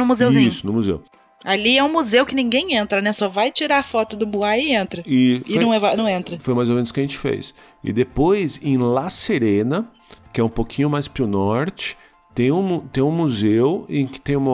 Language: Portuguese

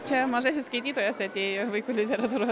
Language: Lithuanian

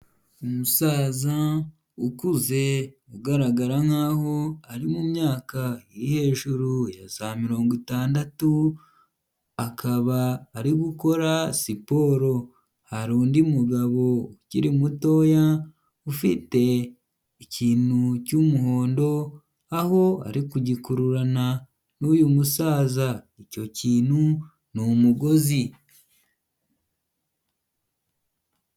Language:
Kinyarwanda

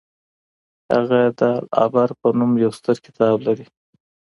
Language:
Pashto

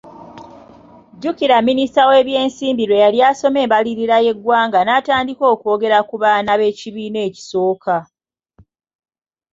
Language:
Ganda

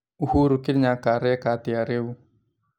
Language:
Kikuyu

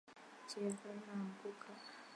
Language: Chinese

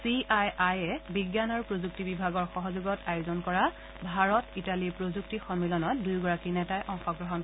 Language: Assamese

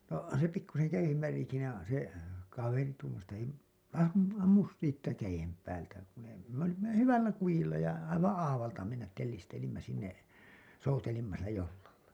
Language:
Finnish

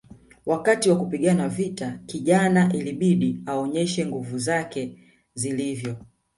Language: Swahili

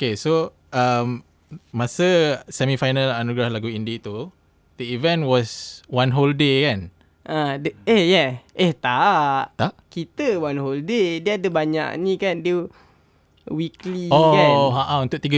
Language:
Malay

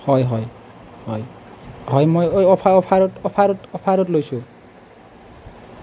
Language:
Assamese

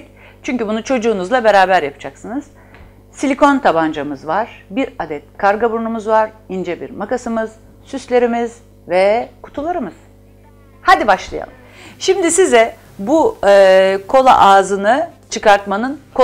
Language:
Turkish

